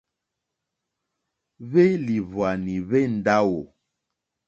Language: Mokpwe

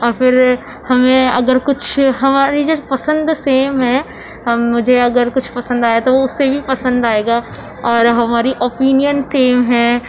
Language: Urdu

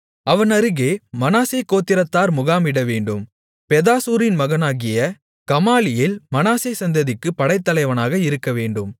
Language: Tamil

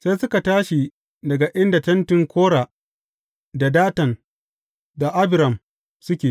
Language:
Hausa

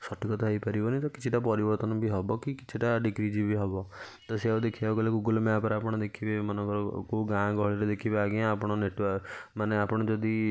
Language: Odia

